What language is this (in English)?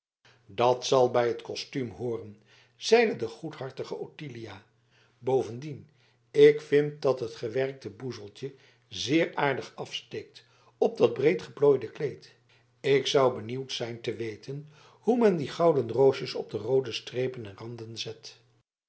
Dutch